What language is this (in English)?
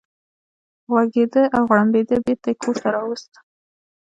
Pashto